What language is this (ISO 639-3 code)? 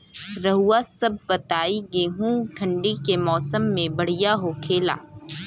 bho